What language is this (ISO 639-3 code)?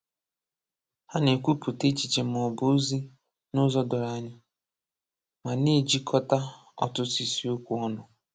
ibo